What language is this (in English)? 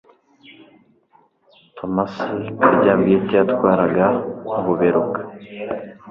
Kinyarwanda